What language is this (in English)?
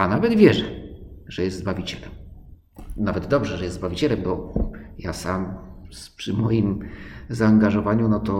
Polish